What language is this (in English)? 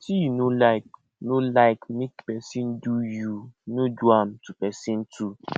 Nigerian Pidgin